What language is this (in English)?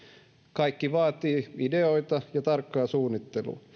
Finnish